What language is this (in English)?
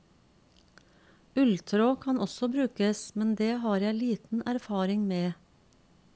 Norwegian